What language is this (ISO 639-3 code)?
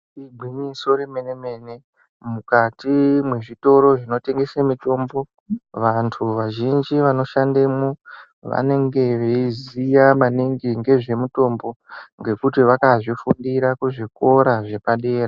ndc